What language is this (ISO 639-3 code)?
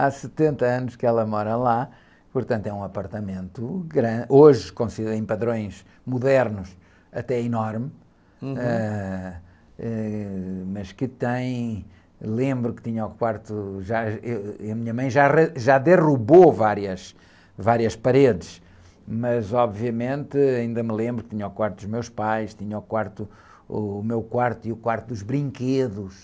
por